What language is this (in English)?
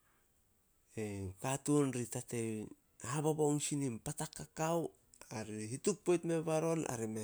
Solos